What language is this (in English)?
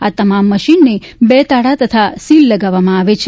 Gujarati